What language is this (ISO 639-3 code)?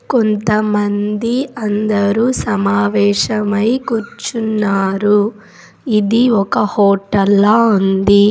tel